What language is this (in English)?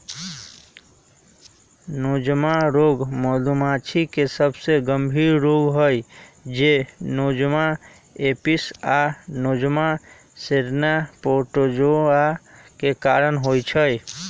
Magahi